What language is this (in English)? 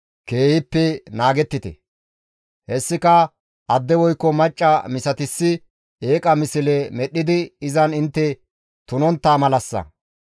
Gamo